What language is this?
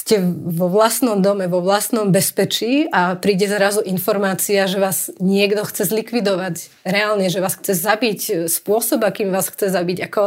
Slovak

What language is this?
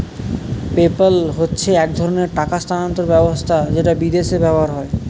Bangla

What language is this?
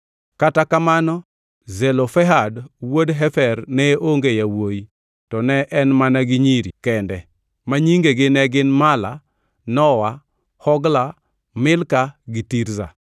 Luo (Kenya and Tanzania)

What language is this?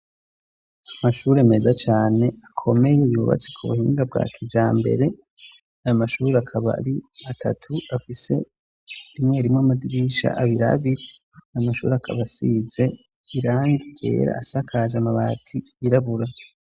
Rundi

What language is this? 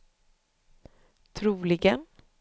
Swedish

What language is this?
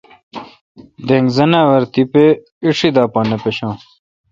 Kalkoti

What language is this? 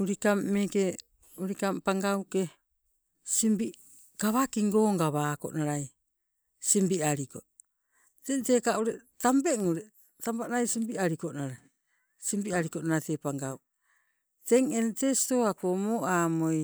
Sibe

